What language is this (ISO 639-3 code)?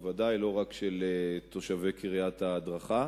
heb